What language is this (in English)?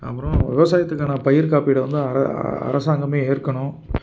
Tamil